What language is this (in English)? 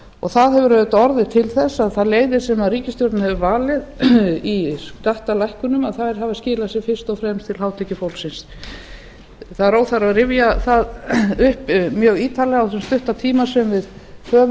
Icelandic